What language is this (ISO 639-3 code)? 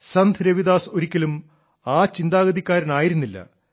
mal